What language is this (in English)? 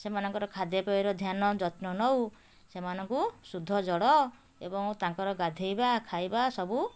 Odia